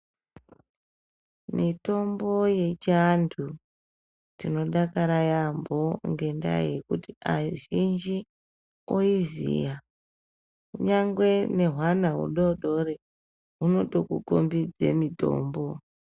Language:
Ndau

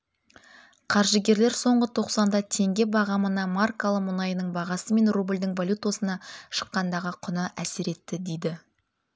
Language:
Kazakh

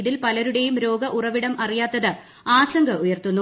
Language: Malayalam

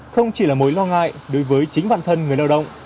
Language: Vietnamese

